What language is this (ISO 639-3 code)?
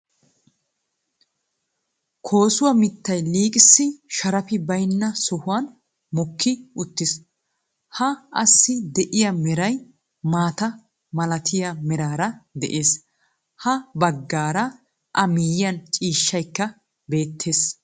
wal